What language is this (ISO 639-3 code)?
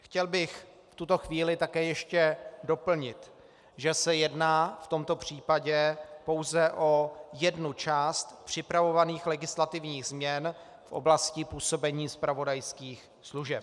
ces